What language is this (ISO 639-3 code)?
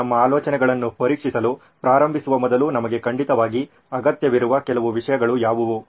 kan